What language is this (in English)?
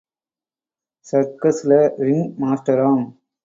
Tamil